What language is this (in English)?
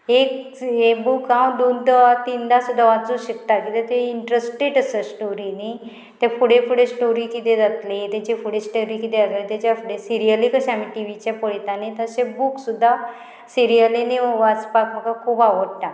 Konkani